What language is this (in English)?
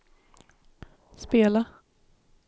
Swedish